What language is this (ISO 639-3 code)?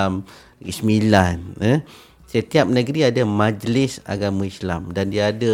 msa